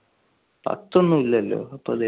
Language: Malayalam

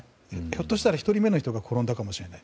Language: Japanese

